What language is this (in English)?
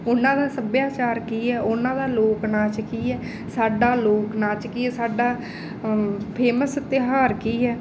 Punjabi